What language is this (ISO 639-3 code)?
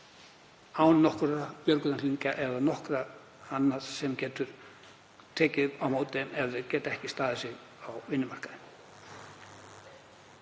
isl